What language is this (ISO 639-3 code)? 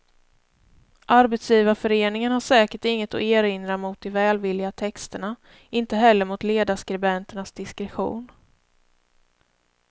swe